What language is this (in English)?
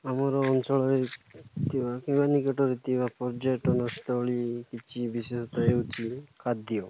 Odia